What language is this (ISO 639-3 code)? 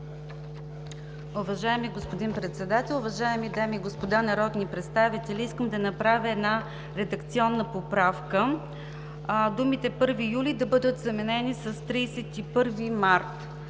bul